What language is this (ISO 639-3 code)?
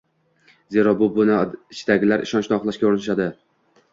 uzb